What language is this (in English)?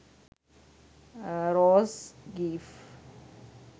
Sinhala